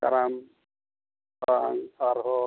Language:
Santali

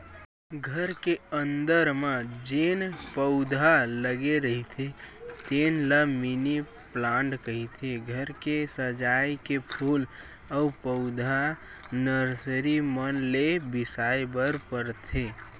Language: Chhattisgarhi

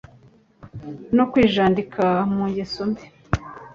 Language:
Kinyarwanda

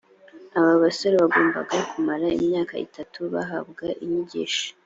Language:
Kinyarwanda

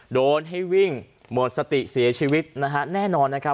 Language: Thai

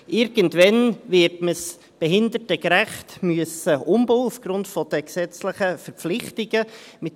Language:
Swiss German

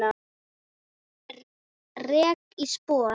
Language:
Icelandic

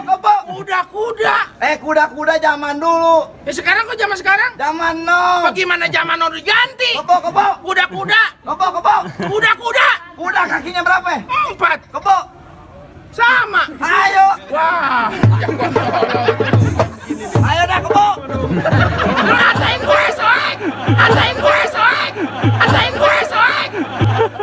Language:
Indonesian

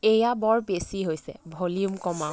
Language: Assamese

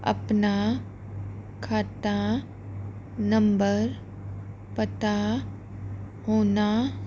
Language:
Punjabi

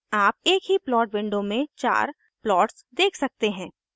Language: Hindi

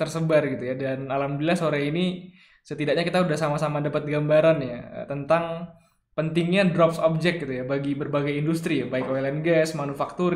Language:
Indonesian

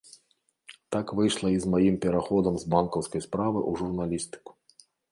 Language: Belarusian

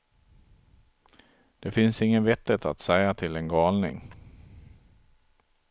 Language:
Swedish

